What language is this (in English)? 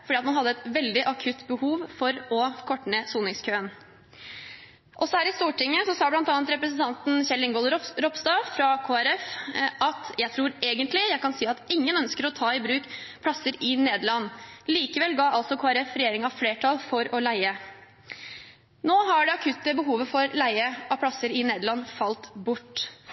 Norwegian Bokmål